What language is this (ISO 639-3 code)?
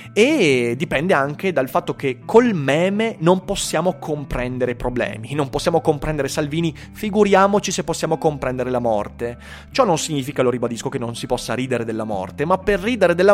ita